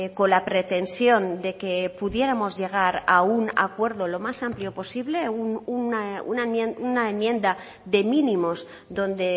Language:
Spanish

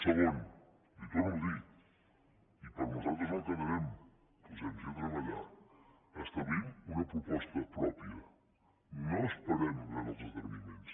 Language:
Catalan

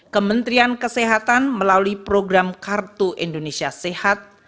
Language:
Indonesian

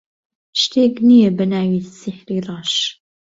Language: Central Kurdish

